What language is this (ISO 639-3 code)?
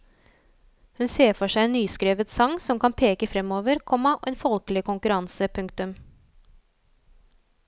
nor